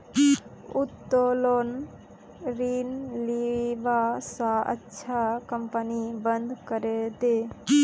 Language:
Magahi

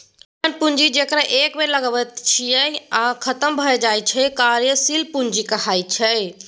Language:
Maithili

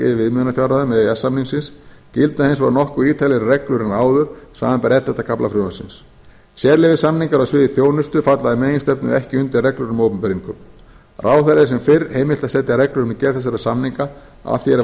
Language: Icelandic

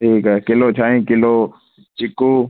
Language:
Sindhi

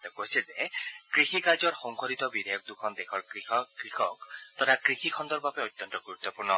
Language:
Assamese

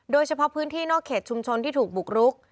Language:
Thai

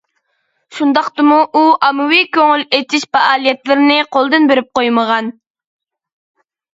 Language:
Uyghur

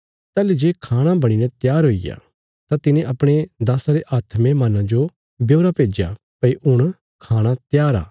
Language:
Bilaspuri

